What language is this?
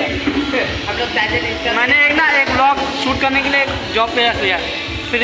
Hindi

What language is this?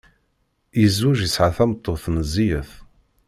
Kabyle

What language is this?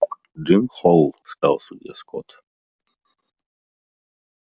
Russian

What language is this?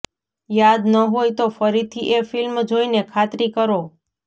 Gujarati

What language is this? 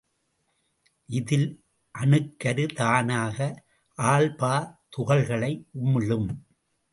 Tamil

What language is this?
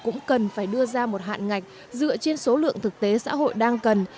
Vietnamese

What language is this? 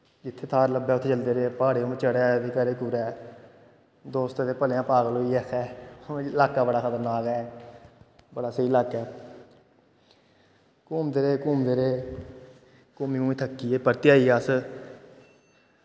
Dogri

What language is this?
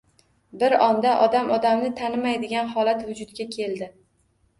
Uzbek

